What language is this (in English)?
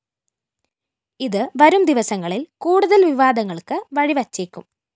Malayalam